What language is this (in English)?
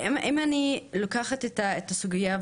Hebrew